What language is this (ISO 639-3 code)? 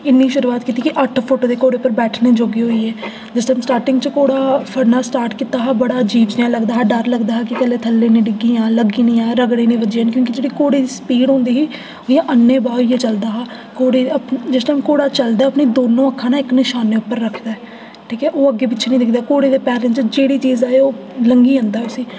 doi